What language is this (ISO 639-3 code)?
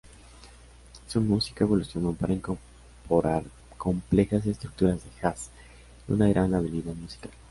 spa